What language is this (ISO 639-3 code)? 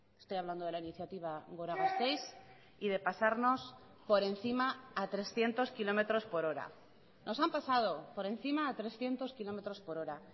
spa